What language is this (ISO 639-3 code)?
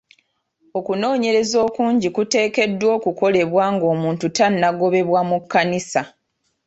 lug